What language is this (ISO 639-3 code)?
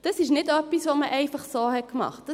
gsw